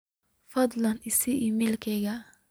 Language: Somali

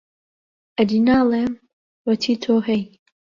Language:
Central Kurdish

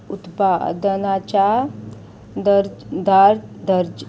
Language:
Konkani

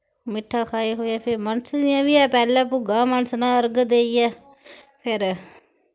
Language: Dogri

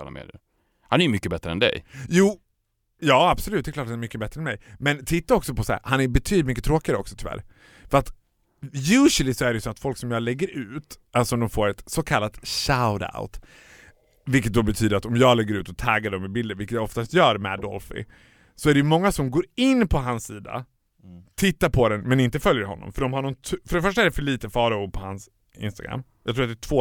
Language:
Swedish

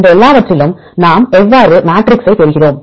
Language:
Tamil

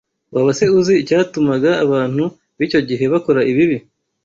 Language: Kinyarwanda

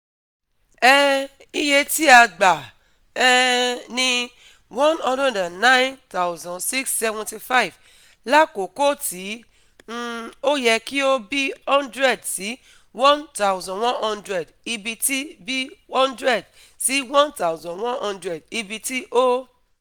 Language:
Yoruba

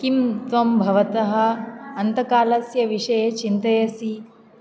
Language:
Sanskrit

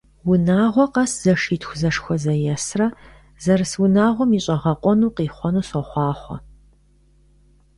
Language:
Kabardian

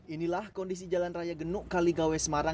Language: Indonesian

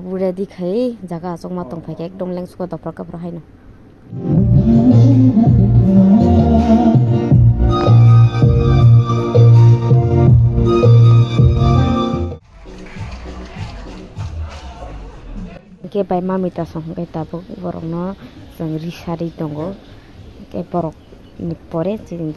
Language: Indonesian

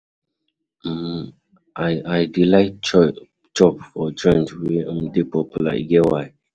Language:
Nigerian Pidgin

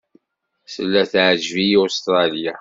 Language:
Kabyle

